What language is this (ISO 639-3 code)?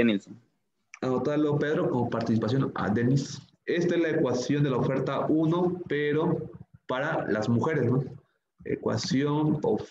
spa